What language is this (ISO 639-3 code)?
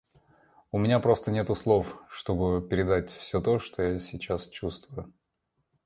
rus